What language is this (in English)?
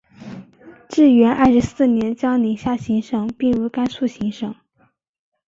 Chinese